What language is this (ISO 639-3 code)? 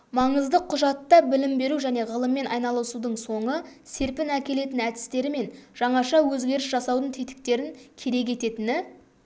kaz